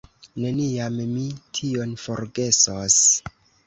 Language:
Esperanto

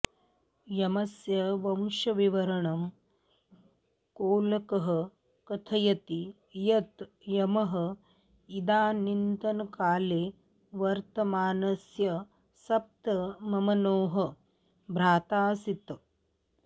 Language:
Sanskrit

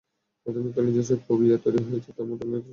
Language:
Bangla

